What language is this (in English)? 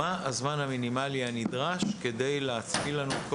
Hebrew